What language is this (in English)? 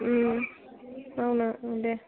Bodo